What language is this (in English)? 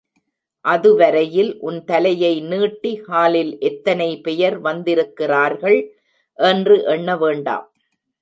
Tamil